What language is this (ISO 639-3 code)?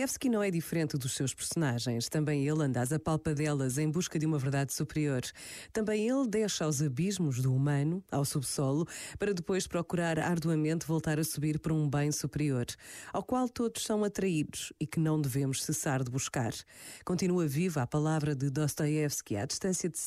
por